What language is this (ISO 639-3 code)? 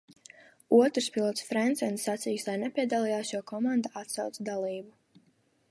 lav